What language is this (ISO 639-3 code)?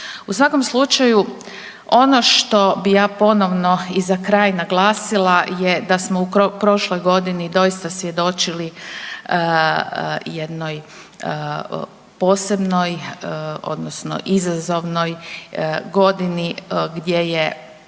hrv